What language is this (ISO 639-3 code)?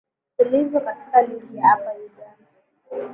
swa